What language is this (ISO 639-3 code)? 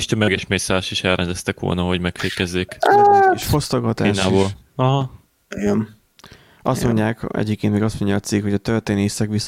hun